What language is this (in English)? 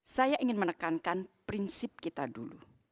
Indonesian